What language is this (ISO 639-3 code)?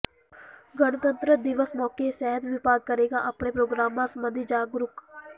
pan